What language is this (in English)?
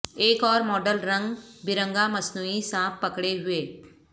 Urdu